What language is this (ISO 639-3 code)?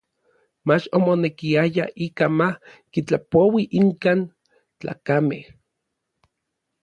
nlv